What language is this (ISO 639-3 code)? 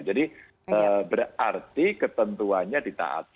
ind